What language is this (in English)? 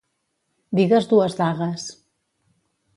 Catalan